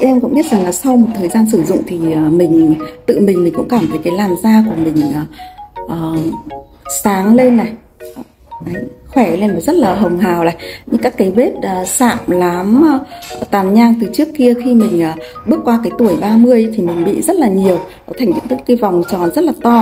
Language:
Vietnamese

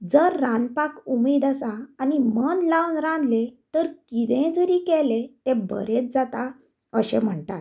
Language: Konkani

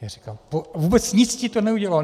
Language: Czech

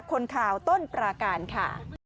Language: Thai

